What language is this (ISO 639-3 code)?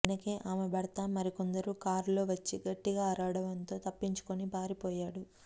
tel